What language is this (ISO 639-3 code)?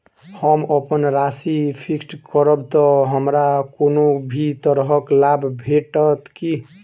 mai